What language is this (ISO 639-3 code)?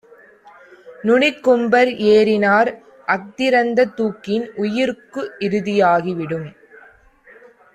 tam